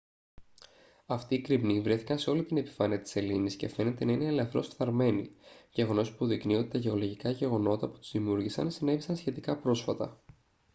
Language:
Greek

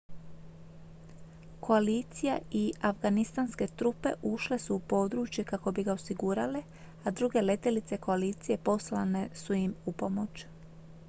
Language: Croatian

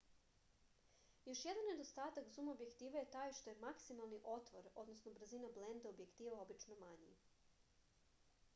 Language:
Serbian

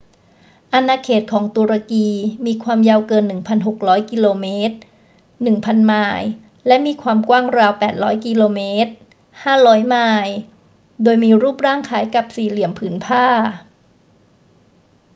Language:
Thai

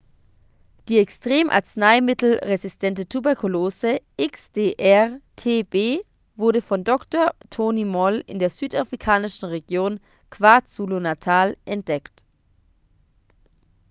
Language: German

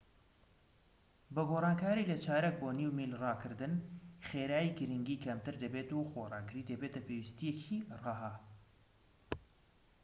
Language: Central Kurdish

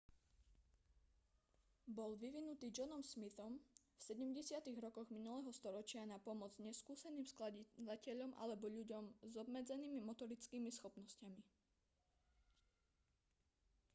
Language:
Slovak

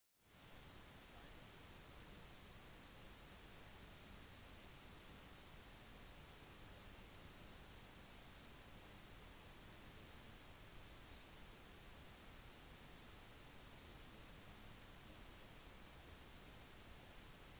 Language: Norwegian Bokmål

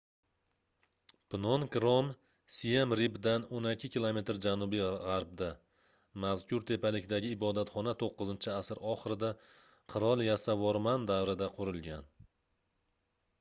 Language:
Uzbek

